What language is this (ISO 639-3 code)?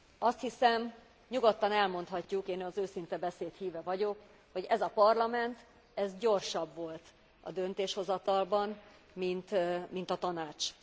hun